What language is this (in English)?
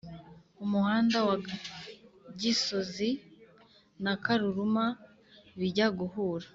Kinyarwanda